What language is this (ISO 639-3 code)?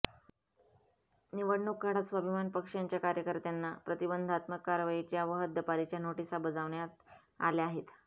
mar